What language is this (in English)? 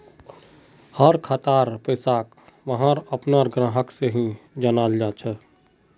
Magahi